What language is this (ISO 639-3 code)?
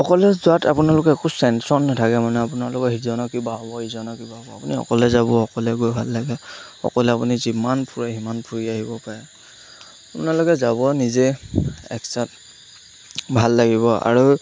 asm